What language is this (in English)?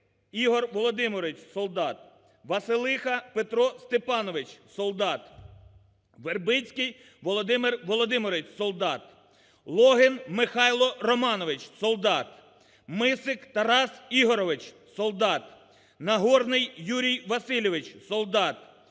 Ukrainian